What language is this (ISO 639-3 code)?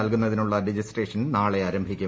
mal